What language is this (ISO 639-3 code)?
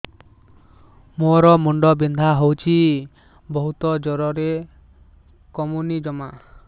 ori